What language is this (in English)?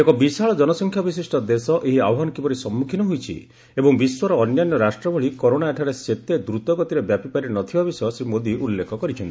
Odia